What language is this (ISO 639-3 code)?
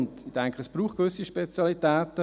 gsw